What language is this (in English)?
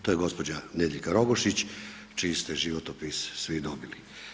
Croatian